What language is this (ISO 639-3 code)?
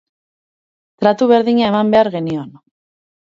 eus